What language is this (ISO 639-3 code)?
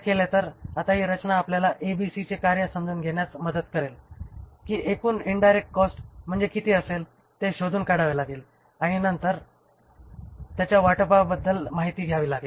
mar